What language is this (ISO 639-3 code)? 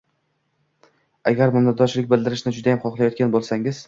uzb